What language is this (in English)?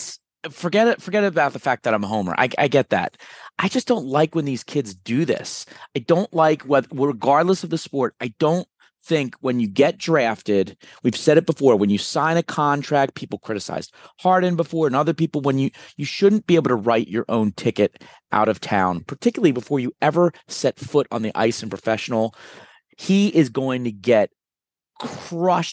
English